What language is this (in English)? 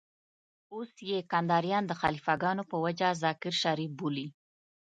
Pashto